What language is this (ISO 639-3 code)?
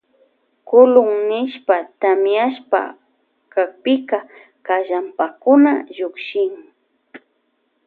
qvj